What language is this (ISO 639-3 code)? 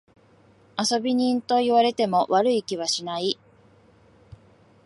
jpn